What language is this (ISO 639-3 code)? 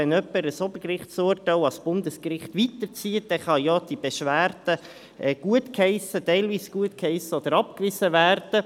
gsw